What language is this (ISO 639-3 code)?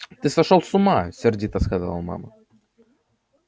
rus